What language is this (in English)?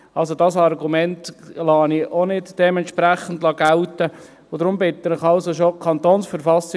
Swiss German